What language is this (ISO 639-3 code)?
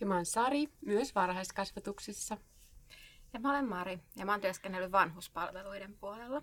fin